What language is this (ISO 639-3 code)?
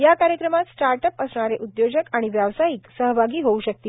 mar